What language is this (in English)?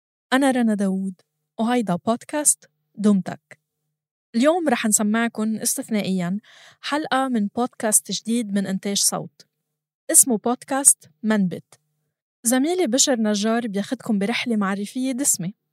Arabic